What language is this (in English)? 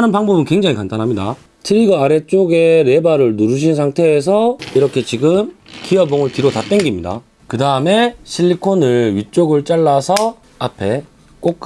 Korean